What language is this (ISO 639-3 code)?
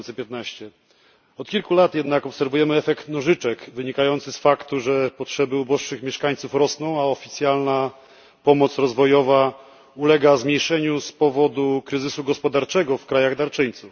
pol